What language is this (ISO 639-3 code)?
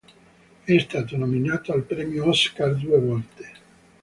ita